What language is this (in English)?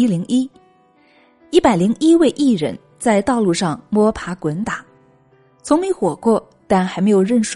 Chinese